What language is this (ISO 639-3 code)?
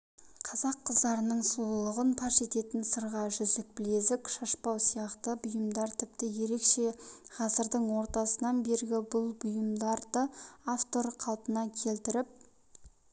kaz